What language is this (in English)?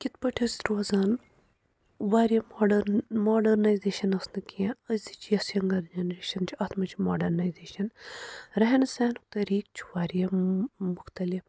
Kashmiri